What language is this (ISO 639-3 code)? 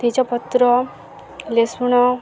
ori